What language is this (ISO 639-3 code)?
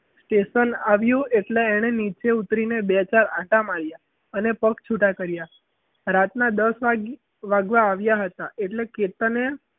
guj